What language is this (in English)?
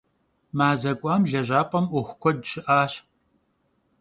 Kabardian